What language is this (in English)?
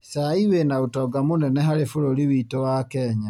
Kikuyu